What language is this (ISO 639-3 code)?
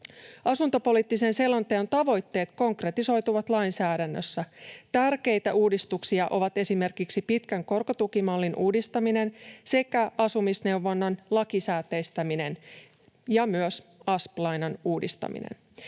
fin